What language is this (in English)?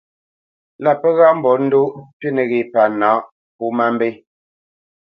Bamenyam